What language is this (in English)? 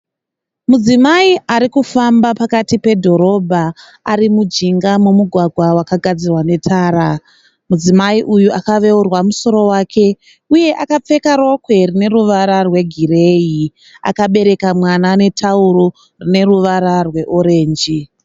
Shona